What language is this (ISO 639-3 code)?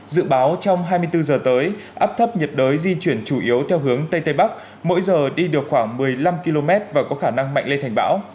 vie